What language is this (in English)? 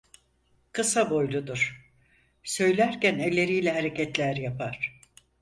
Turkish